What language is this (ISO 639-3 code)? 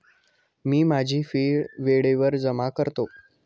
mar